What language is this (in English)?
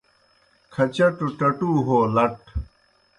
Kohistani Shina